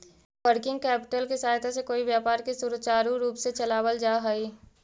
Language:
Magahi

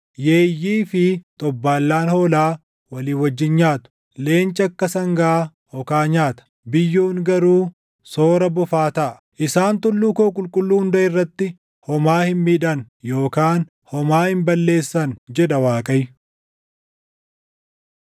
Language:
Oromo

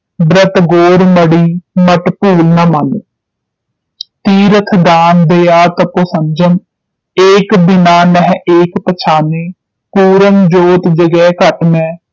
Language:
Punjabi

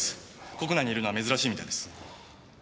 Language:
Japanese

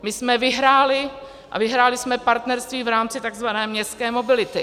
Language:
Czech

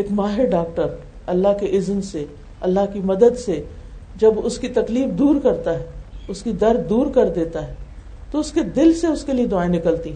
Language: Urdu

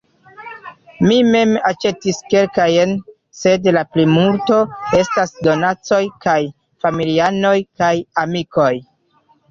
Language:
Esperanto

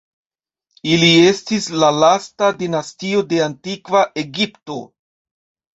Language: Esperanto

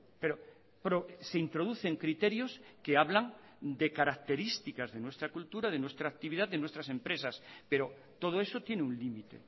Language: Spanish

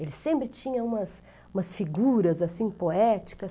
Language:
Portuguese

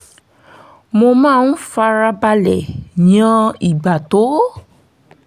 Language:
Yoruba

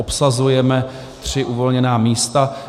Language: Czech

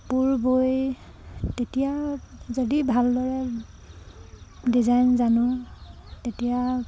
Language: Assamese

